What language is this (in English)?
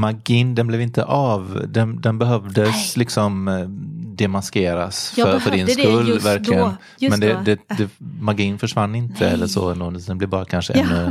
Swedish